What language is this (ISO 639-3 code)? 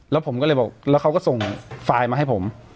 tha